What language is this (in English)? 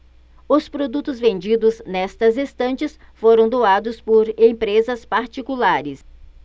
Portuguese